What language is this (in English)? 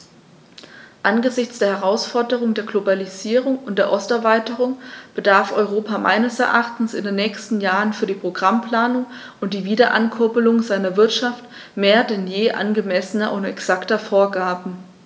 German